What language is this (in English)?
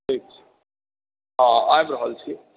Maithili